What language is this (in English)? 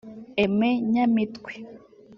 Kinyarwanda